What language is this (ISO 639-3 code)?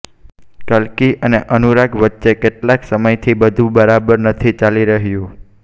guj